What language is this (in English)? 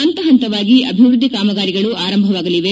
Kannada